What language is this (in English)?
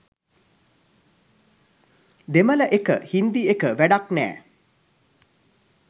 Sinhala